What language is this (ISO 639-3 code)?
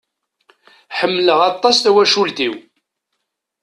kab